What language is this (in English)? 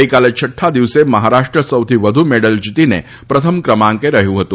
Gujarati